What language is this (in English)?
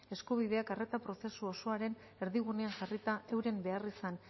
Basque